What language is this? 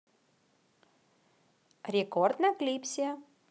Russian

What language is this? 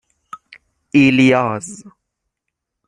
Persian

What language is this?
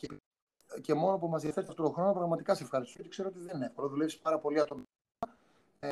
Greek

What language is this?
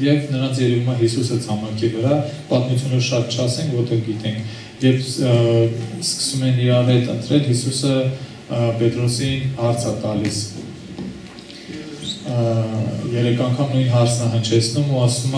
Romanian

